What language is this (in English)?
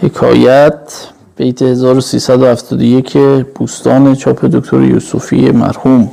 Persian